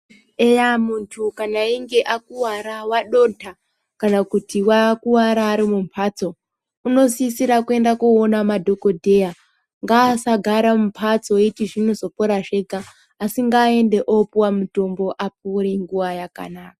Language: Ndau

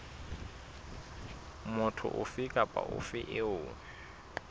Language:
Southern Sotho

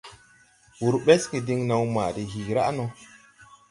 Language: Tupuri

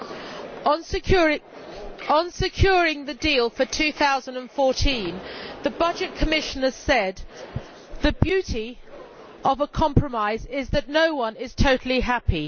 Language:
English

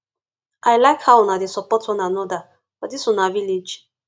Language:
Nigerian Pidgin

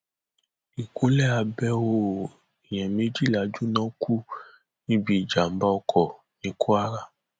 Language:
Yoruba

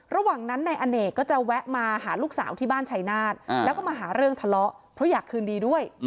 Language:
Thai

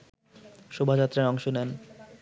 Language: Bangla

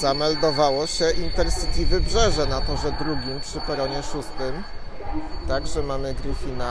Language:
Polish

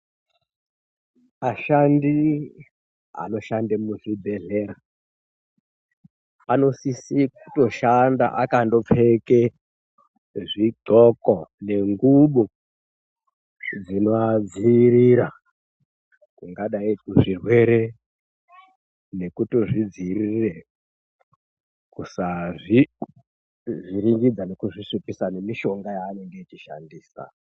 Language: Ndau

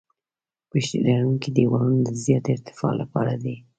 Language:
Pashto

